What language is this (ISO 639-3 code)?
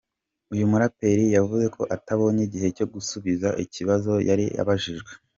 kin